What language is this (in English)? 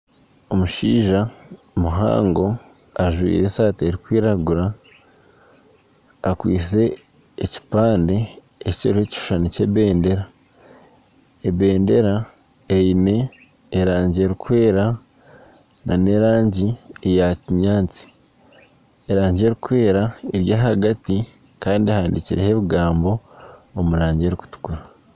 Nyankole